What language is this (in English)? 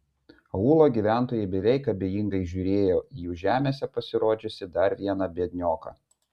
Lithuanian